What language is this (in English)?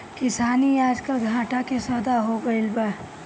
Bhojpuri